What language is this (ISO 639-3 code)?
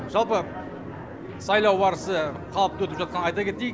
kaz